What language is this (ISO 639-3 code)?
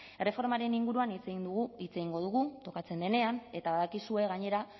eus